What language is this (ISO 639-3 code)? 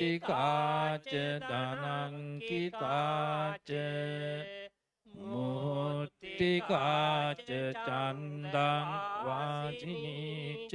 tha